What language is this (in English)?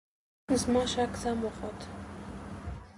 Pashto